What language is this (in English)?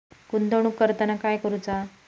Marathi